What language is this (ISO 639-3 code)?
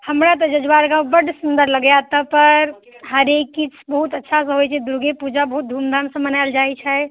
mai